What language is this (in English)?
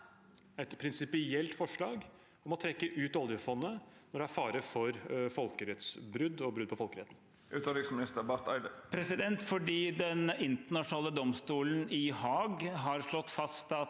Norwegian